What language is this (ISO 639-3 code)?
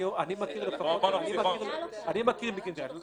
heb